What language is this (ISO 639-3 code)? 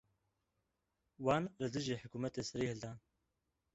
kur